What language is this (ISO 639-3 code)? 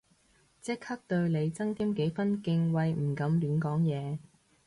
yue